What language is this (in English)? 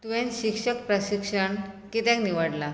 Konkani